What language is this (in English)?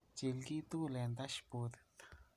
Kalenjin